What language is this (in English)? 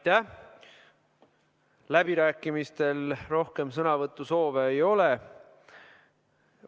Estonian